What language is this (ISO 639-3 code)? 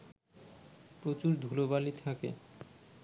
ben